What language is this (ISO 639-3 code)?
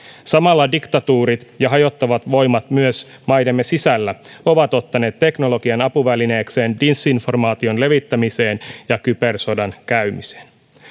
fin